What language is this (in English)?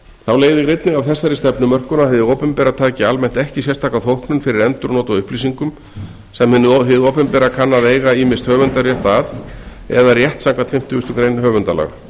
Icelandic